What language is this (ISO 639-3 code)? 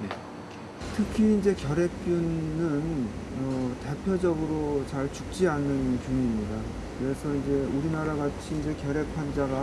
kor